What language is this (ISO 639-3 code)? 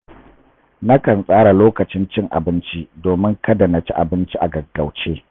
hau